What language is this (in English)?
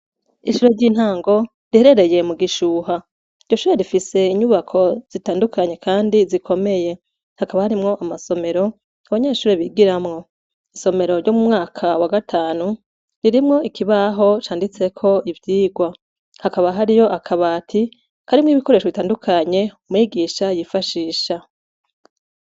Rundi